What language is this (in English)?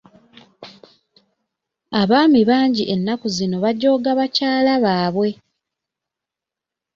Ganda